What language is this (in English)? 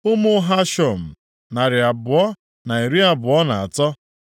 Igbo